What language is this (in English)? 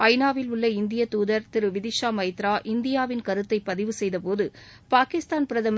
Tamil